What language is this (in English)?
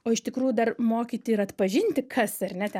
Lithuanian